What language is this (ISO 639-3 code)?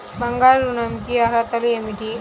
tel